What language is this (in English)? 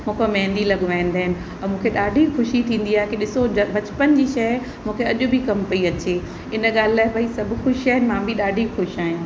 Sindhi